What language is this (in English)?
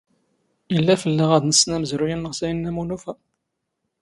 Standard Moroccan Tamazight